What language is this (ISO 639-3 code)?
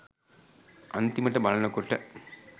sin